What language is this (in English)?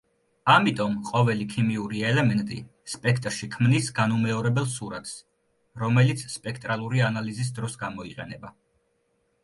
Georgian